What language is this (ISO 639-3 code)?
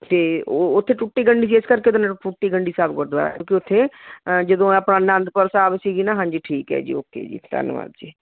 pan